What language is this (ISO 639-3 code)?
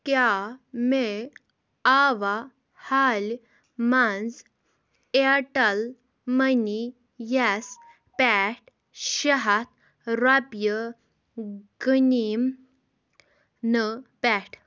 kas